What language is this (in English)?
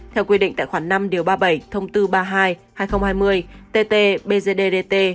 Vietnamese